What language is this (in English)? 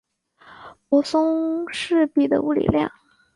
Chinese